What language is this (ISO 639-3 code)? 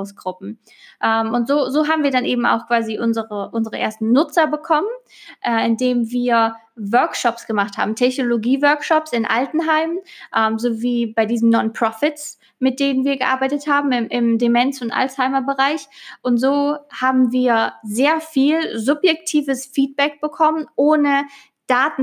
deu